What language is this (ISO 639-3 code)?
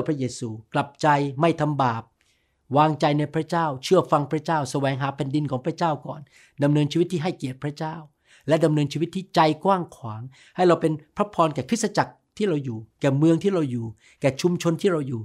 tha